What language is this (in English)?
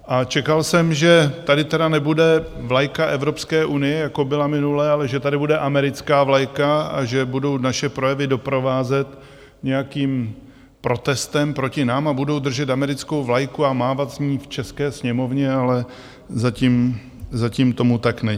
Czech